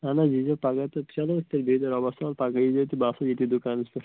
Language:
Kashmiri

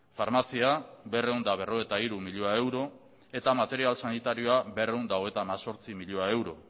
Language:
Basque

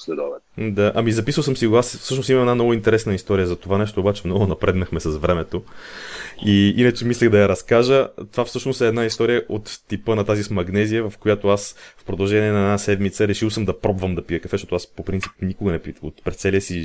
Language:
Bulgarian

